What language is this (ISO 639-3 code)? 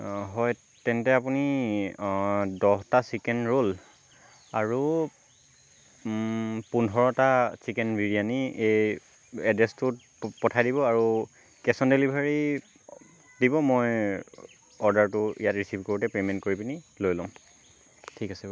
asm